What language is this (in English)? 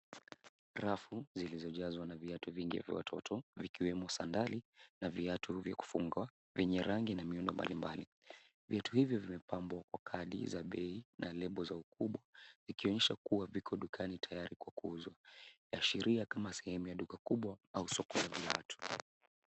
Swahili